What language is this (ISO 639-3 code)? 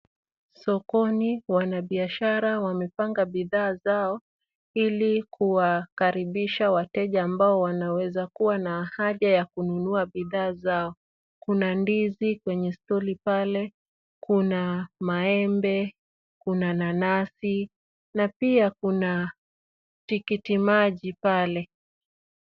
swa